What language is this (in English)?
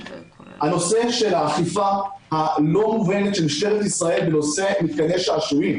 Hebrew